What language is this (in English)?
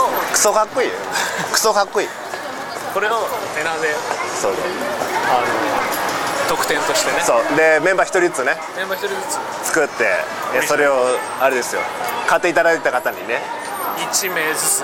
Japanese